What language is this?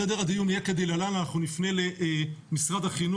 Hebrew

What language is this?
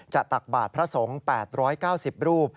Thai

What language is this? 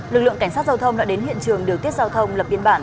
Vietnamese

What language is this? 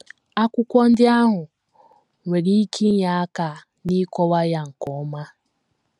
Igbo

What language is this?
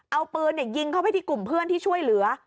Thai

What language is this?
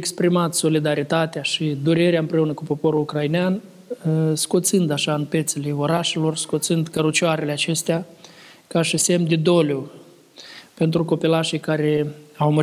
Romanian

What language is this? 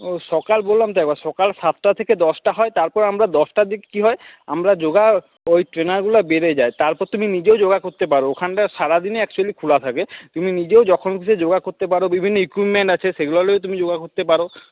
Bangla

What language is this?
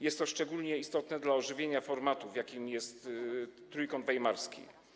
Polish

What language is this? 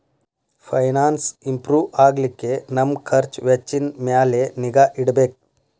Kannada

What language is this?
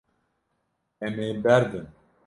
Kurdish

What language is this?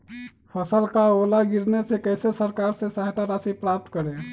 Magahi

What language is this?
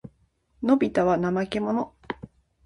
Japanese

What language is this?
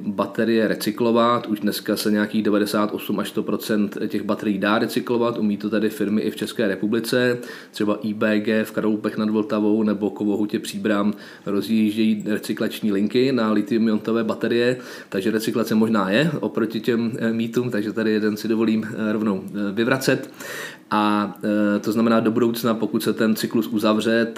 Czech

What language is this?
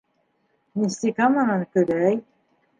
Bashkir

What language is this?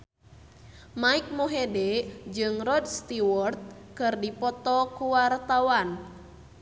Sundanese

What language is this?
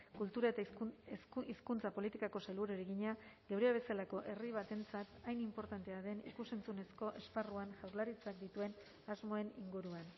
Basque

